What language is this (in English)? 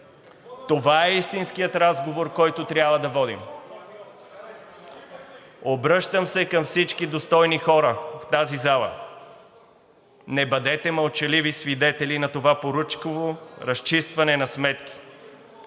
Bulgarian